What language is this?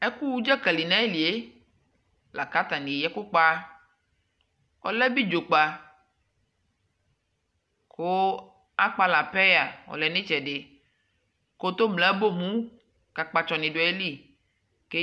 Ikposo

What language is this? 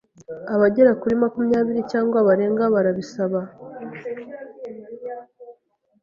Kinyarwanda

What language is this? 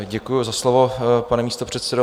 Czech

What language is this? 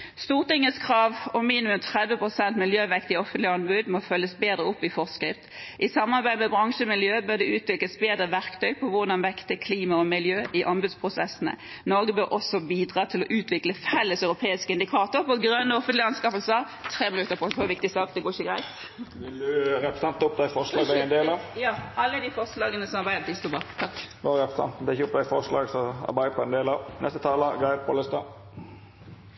Norwegian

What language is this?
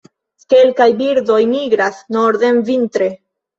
Esperanto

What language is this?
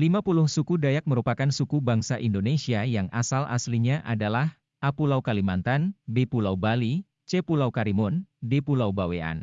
Indonesian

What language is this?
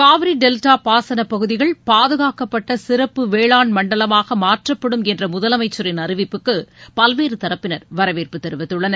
Tamil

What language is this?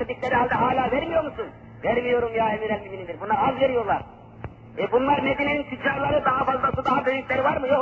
Turkish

